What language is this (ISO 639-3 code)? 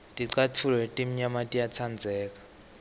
ssw